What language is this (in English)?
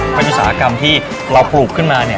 Thai